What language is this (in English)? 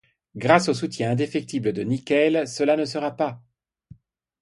French